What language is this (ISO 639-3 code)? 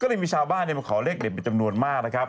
tha